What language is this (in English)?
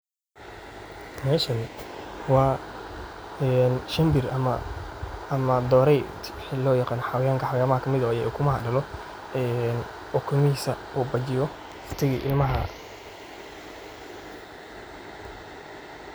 Somali